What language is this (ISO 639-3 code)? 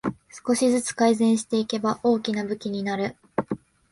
jpn